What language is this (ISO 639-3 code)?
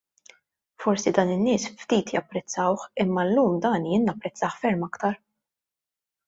mlt